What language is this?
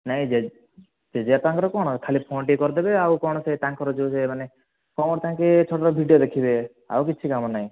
Odia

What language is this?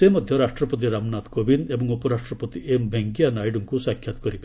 Odia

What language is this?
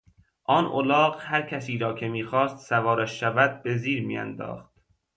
Persian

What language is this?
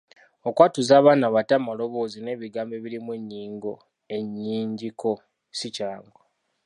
Ganda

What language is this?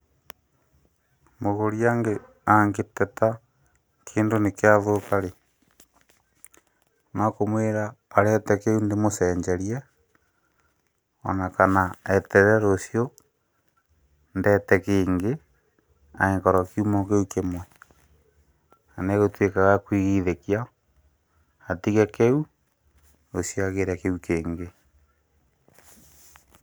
Kikuyu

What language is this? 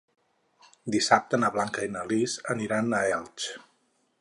Catalan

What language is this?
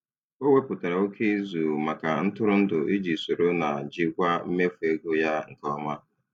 Igbo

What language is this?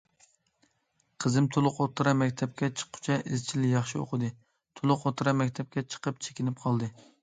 Uyghur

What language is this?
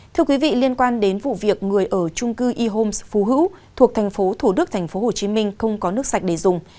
Vietnamese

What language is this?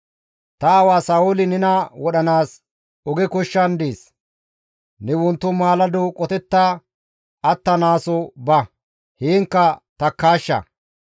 Gamo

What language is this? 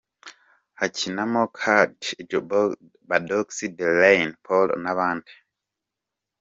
Kinyarwanda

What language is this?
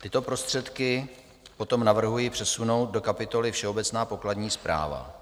Czech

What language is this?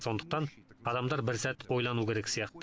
Kazakh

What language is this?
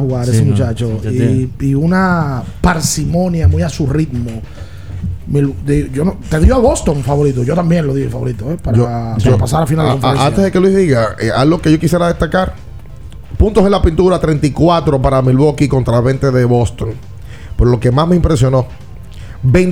Spanish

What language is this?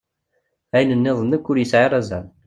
Kabyle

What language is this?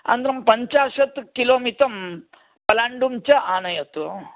Sanskrit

